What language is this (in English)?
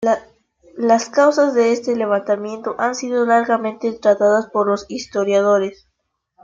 Spanish